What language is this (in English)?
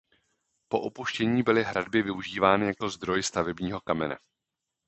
Czech